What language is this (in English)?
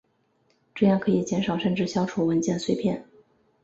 Chinese